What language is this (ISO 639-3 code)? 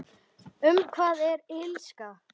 isl